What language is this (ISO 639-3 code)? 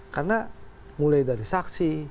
ind